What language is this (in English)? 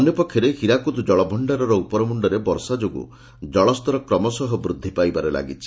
Odia